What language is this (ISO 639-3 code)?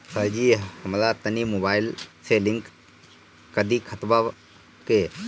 bho